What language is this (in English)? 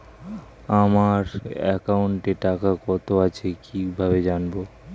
Bangla